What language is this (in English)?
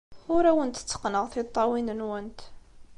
Kabyle